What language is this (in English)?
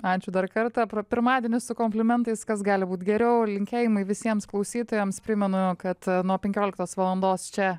Lithuanian